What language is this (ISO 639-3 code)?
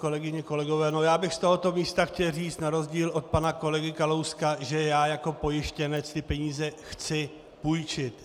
ces